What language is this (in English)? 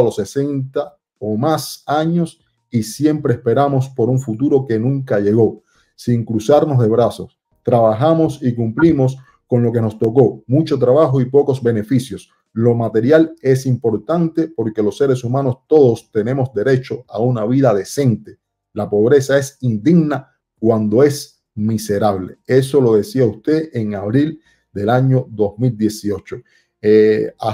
Spanish